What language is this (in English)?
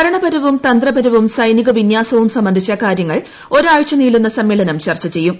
Malayalam